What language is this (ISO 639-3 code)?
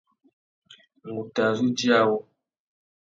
bag